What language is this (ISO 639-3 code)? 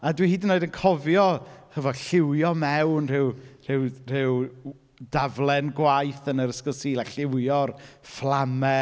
cym